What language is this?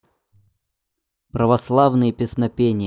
Russian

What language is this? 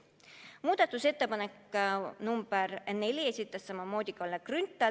Estonian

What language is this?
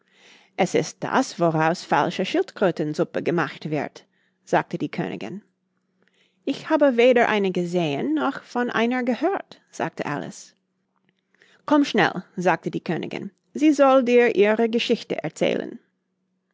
German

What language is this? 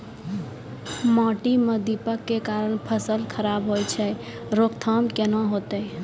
Maithili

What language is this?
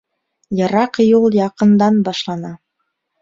Bashkir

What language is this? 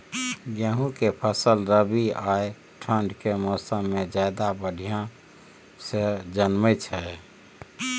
Maithili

